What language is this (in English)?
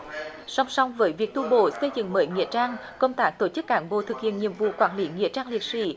Vietnamese